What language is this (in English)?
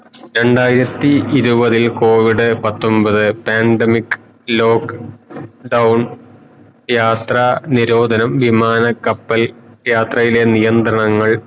Malayalam